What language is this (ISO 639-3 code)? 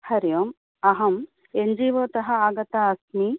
san